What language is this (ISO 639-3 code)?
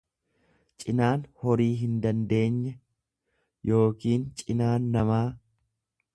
orm